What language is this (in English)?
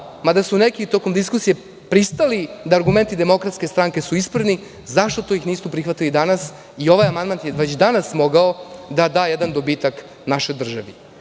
Serbian